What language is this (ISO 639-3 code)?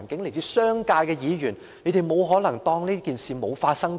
yue